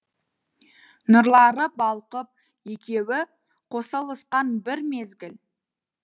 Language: Kazakh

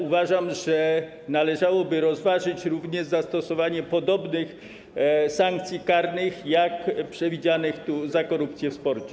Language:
Polish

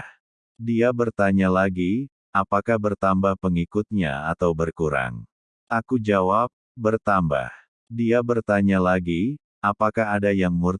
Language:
Indonesian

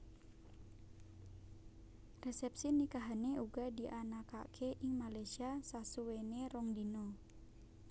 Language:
Javanese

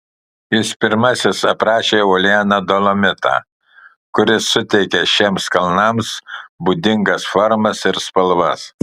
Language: Lithuanian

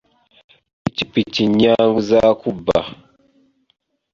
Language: Ganda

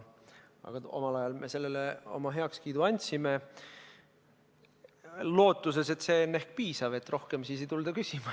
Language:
Estonian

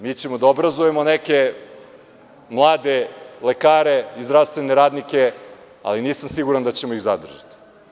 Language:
Serbian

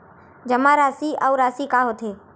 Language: Chhattisgarhi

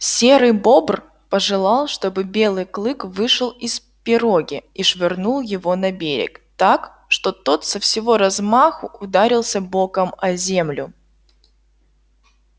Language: Russian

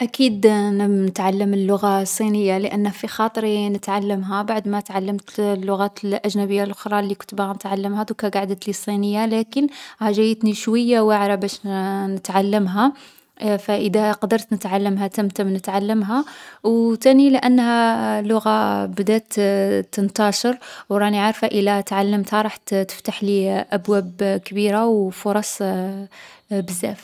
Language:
Algerian Arabic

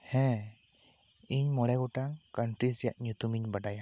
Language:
Santali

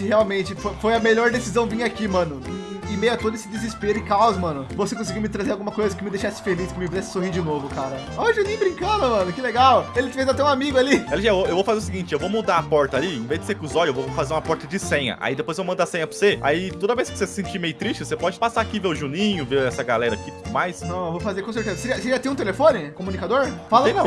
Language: Portuguese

